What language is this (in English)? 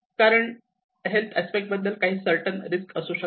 Marathi